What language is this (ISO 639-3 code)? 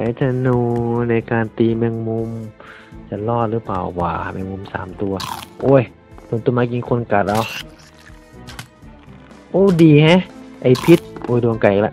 tha